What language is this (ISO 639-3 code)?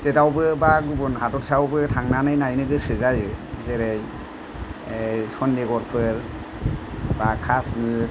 brx